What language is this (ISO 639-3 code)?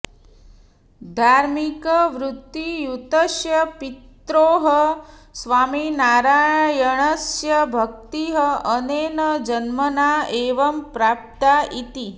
san